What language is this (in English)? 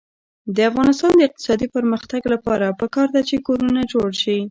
Pashto